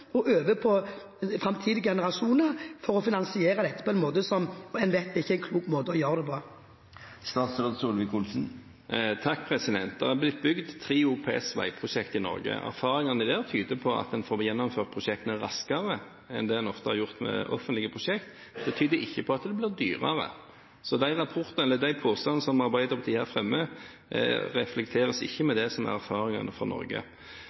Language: Norwegian Bokmål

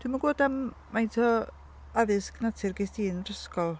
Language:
Welsh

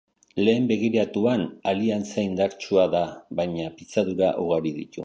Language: Basque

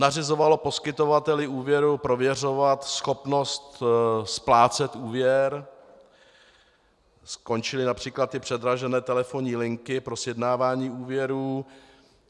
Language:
Czech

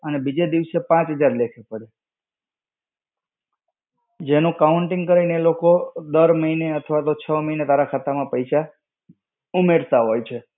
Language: Gujarati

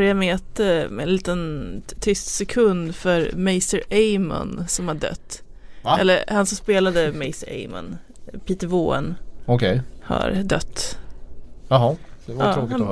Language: Swedish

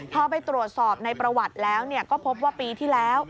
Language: Thai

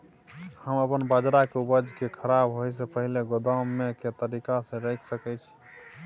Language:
Maithili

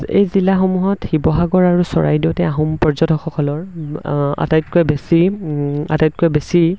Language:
Assamese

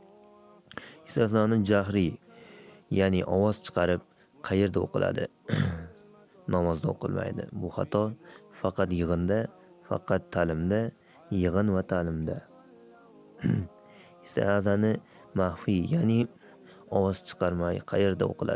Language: Turkish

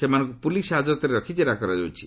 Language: Odia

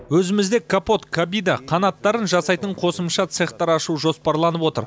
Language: Kazakh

